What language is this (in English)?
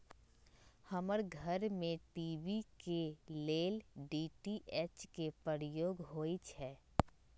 Magahi